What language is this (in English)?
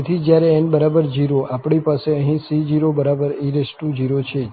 Gujarati